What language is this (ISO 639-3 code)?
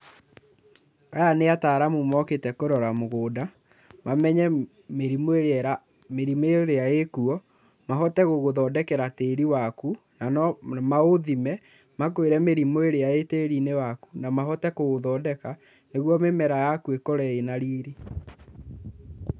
kik